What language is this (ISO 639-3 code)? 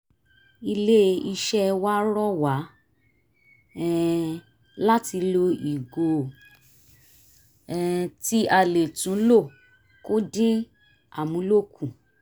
yor